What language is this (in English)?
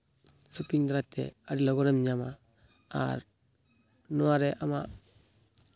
Santali